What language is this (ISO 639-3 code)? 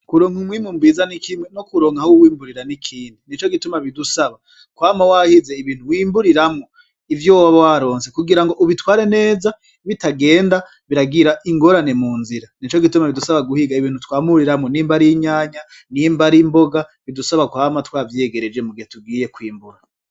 run